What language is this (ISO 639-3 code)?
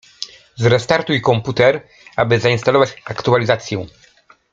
pol